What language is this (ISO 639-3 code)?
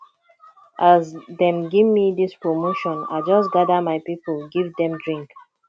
pcm